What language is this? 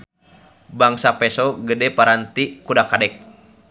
Sundanese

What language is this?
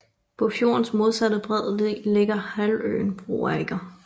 Danish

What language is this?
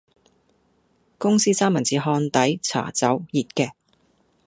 Cantonese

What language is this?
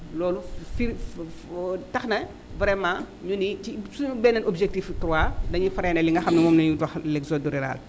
Wolof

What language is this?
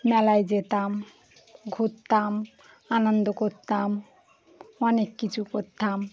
Bangla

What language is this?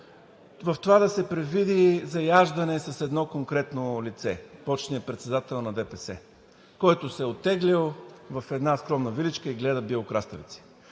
Bulgarian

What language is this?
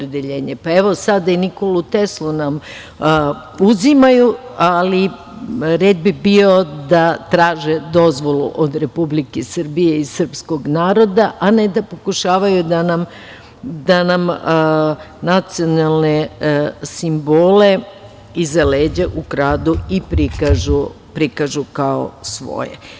Serbian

